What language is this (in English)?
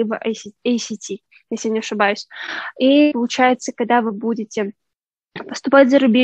Russian